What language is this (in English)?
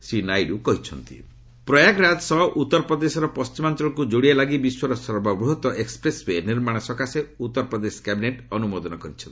Odia